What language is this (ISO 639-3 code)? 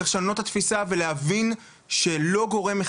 heb